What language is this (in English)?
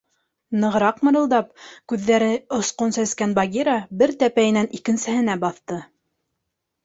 Bashkir